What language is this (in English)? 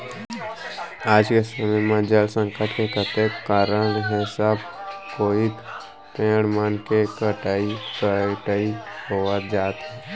Chhattisgarhi